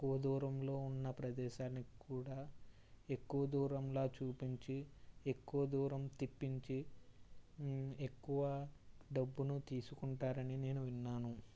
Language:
Telugu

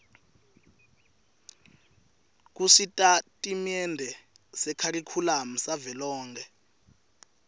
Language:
Swati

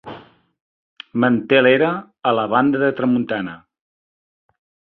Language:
Catalan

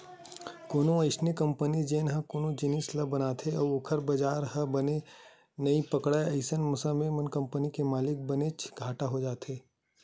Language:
Chhattisgarhi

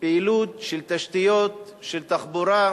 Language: Hebrew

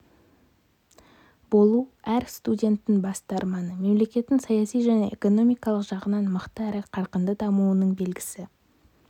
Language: Kazakh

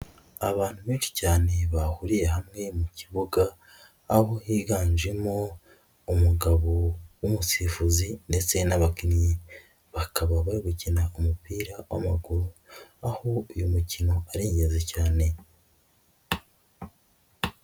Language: Kinyarwanda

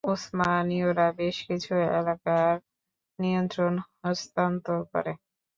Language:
Bangla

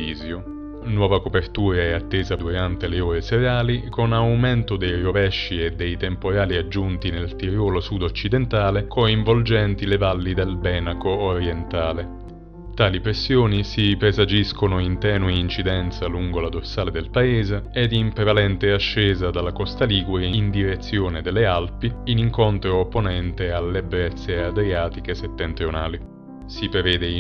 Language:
Italian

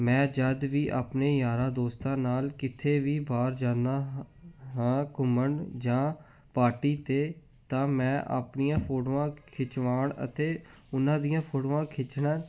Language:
Punjabi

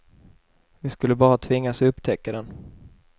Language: Swedish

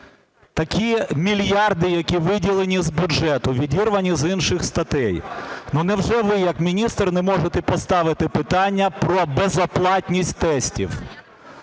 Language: Ukrainian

